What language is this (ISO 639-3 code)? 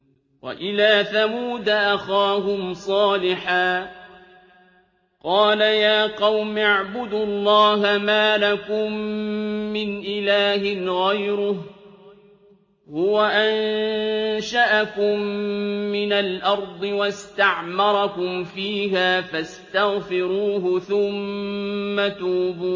ara